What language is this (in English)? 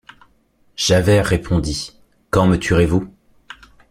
French